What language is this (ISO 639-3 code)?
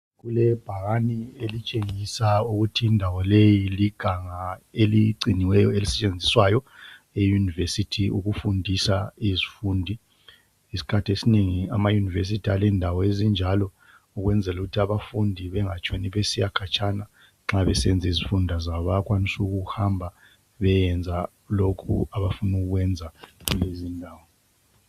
nde